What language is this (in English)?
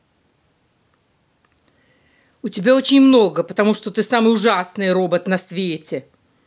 Russian